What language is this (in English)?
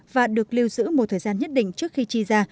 Vietnamese